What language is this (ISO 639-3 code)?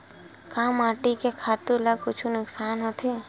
hne